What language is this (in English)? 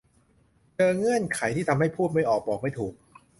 Thai